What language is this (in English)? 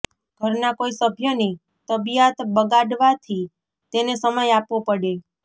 Gujarati